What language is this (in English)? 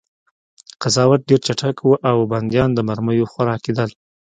Pashto